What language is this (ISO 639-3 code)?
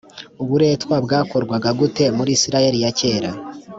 kin